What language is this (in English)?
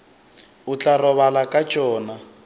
Northern Sotho